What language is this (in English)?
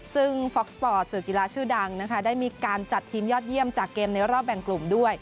Thai